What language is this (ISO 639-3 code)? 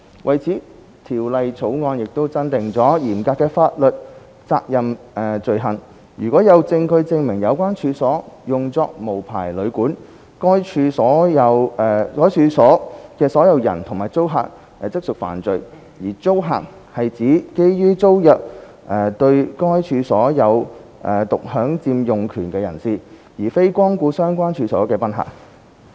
yue